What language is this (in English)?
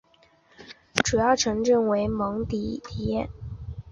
Chinese